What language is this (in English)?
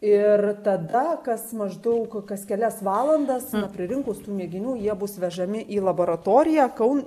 Lithuanian